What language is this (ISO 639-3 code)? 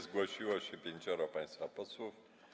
pol